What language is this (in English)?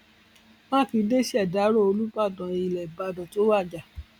Yoruba